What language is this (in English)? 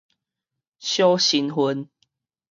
Min Nan Chinese